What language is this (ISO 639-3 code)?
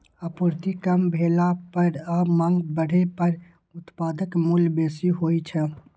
mai